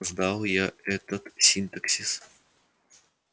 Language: Russian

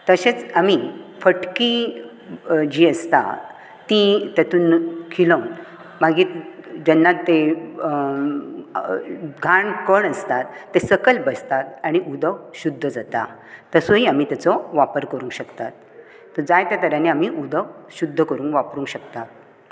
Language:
Konkani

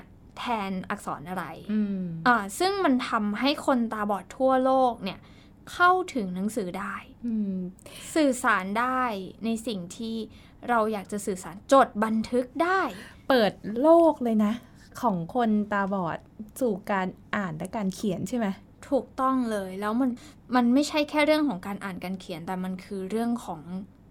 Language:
Thai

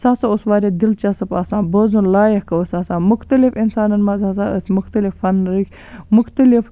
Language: Kashmiri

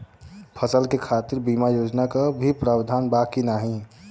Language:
Bhojpuri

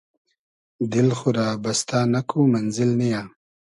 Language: Hazaragi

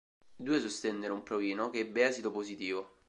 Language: Italian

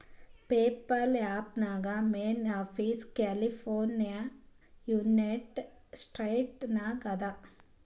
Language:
Kannada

